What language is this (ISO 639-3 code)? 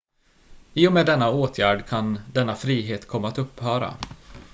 swe